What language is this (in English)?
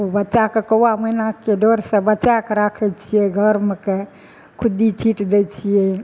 Maithili